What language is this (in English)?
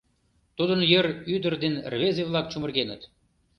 Mari